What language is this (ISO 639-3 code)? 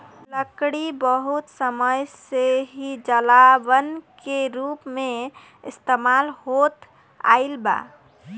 bho